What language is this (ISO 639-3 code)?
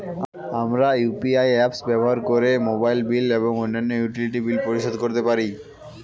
ben